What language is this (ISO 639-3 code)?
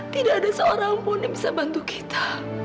ind